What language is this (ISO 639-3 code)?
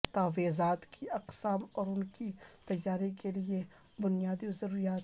urd